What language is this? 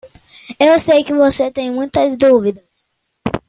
Portuguese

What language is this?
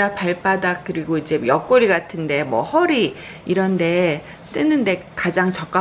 Korean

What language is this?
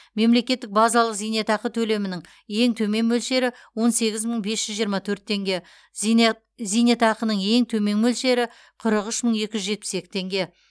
Kazakh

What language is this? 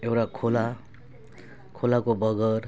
Nepali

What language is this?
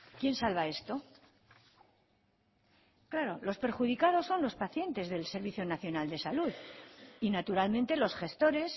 Spanish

